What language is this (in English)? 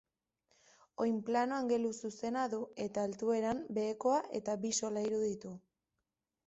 Basque